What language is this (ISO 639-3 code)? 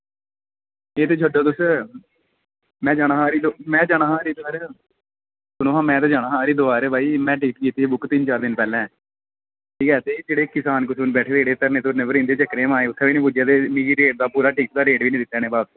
doi